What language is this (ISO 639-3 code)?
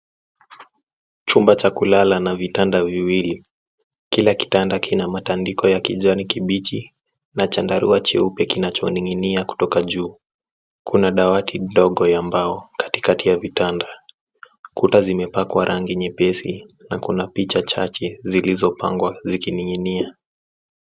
swa